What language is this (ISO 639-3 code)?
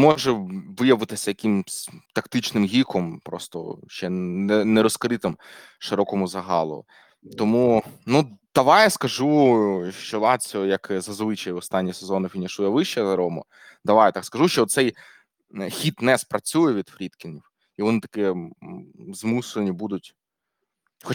ukr